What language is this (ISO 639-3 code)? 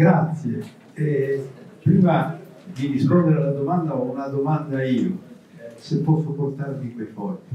ita